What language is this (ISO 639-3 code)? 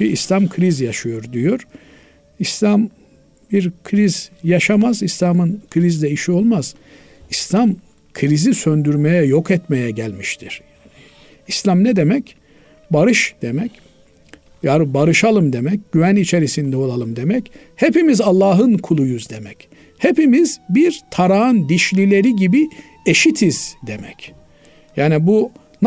tur